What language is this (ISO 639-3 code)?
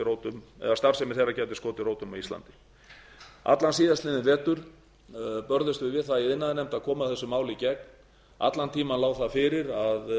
isl